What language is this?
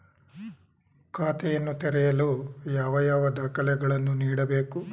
Kannada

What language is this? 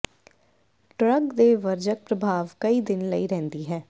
Punjabi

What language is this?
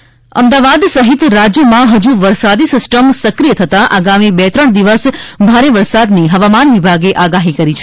Gujarati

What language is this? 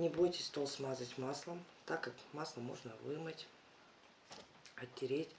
Russian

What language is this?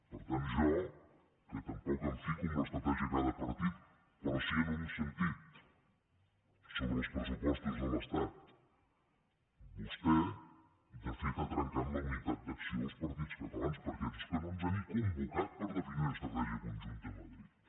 Catalan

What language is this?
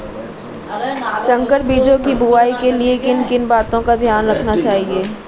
Hindi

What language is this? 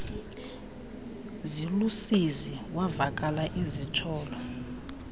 Xhosa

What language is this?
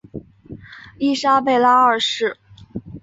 Chinese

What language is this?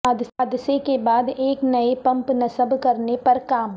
Urdu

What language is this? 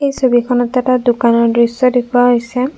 Assamese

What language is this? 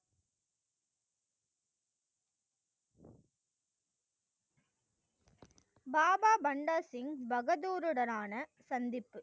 Tamil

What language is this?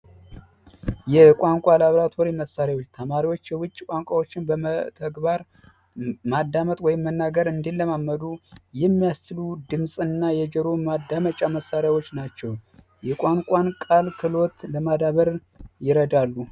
Amharic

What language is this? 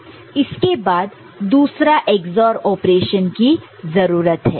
Hindi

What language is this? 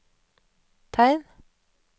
Norwegian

